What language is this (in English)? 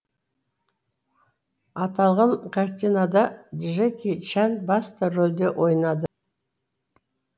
Kazakh